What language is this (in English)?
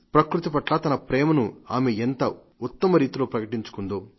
Telugu